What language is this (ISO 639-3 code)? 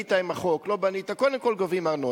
heb